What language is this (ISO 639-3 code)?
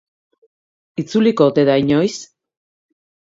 eus